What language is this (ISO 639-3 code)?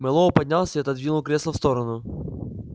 rus